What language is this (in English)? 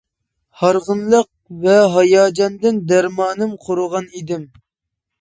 Uyghur